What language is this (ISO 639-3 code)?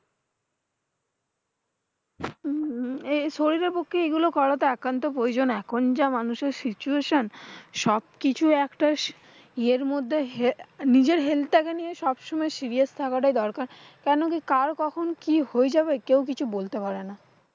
ben